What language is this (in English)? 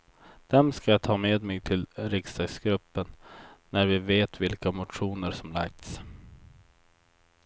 Swedish